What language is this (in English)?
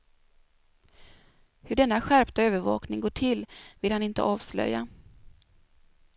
Swedish